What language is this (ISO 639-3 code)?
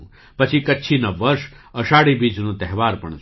guj